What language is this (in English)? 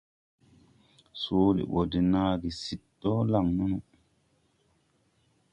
Tupuri